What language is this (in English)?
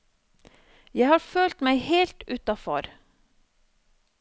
Norwegian